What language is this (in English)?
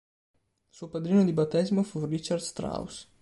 Italian